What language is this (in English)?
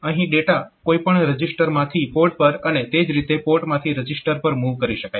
Gujarati